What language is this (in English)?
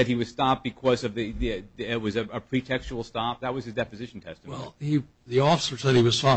English